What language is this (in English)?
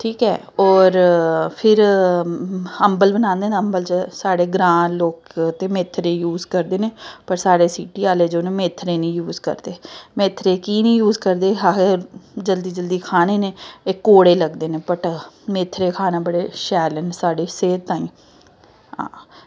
Dogri